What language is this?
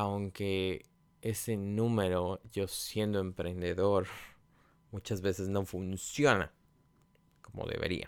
Spanish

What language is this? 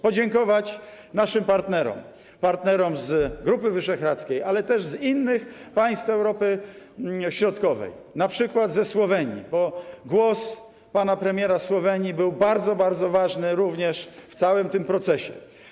Polish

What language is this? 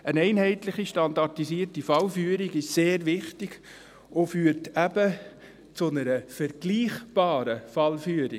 Swiss German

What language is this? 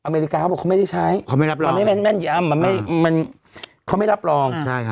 Thai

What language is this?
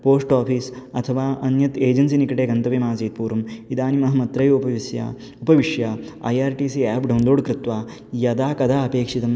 Sanskrit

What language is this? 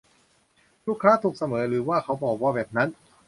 Thai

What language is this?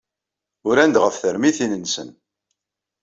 Kabyle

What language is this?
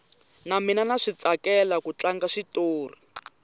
Tsonga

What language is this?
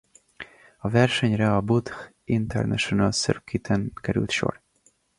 Hungarian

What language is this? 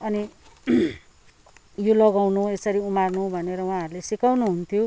Nepali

